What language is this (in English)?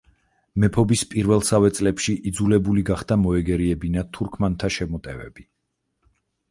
Georgian